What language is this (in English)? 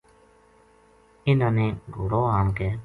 Gujari